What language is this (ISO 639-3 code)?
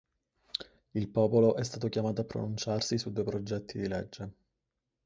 ita